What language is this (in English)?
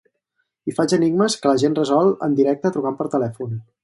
Catalan